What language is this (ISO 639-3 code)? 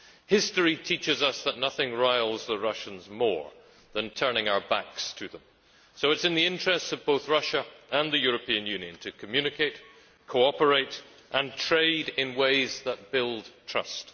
eng